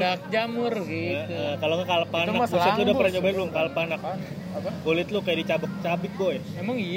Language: Indonesian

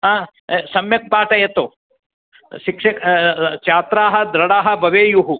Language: Sanskrit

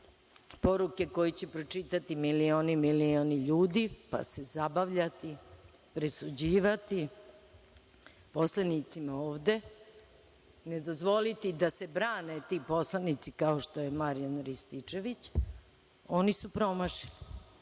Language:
Serbian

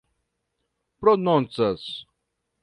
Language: Esperanto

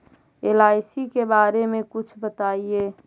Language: Magahi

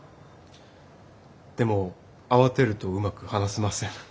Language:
Japanese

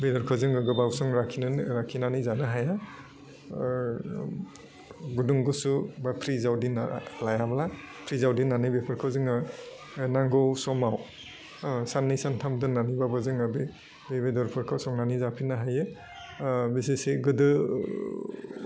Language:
Bodo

